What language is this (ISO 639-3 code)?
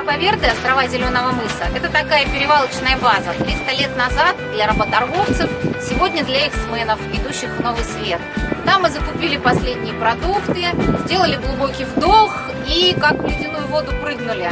rus